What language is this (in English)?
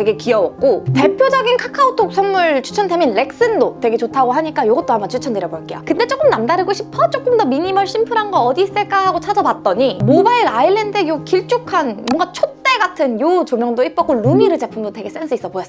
Korean